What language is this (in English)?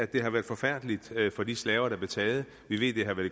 Danish